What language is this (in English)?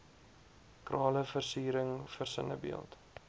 Afrikaans